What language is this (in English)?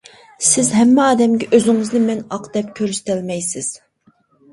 Uyghur